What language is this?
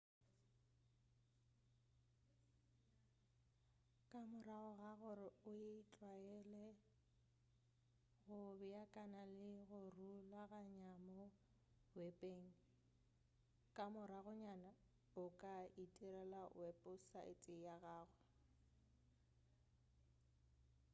Northern Sotho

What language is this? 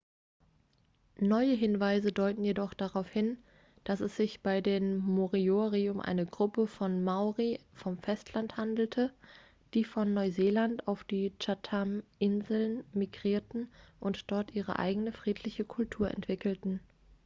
German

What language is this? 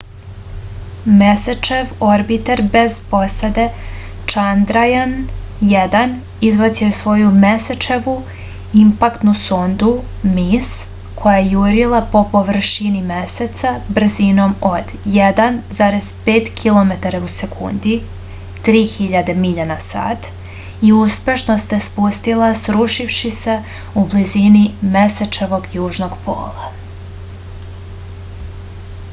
Serbian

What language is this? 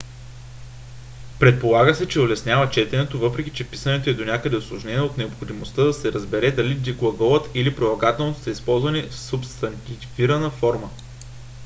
Bulgarian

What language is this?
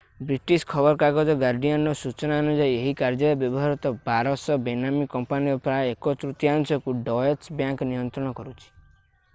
Odia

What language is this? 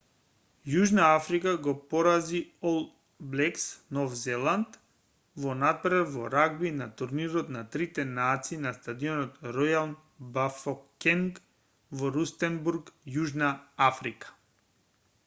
Macedonian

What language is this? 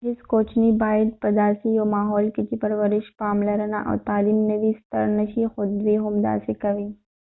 Pashto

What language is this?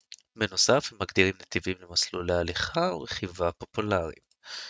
Hebrew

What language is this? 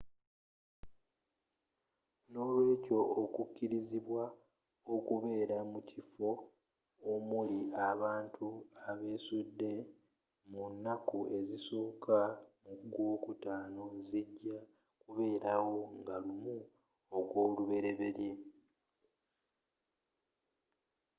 Ganda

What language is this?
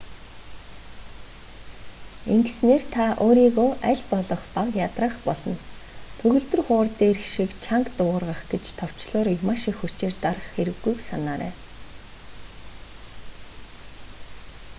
Mongolian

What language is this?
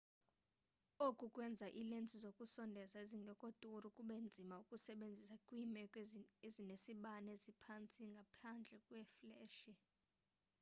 Xhosa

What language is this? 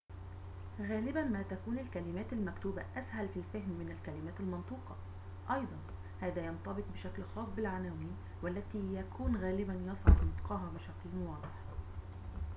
Arabic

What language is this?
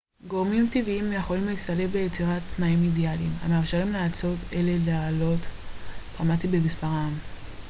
Hebrew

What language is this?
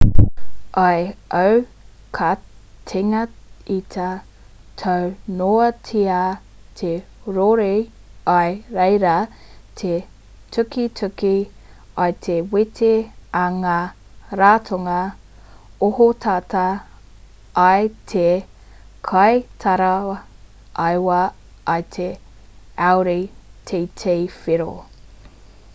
Māori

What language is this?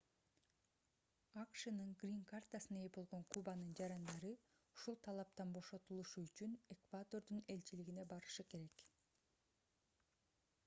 Kyrgyz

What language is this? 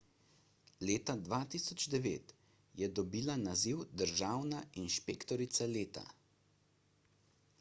Slovenian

